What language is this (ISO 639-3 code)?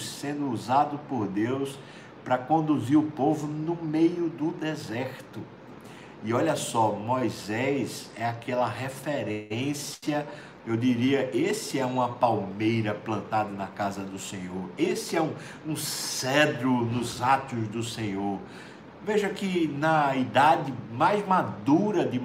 por